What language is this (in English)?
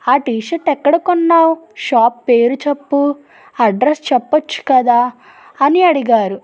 Telugu